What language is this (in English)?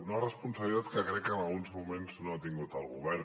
Catalan